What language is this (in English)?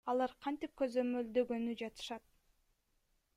Kyrgyz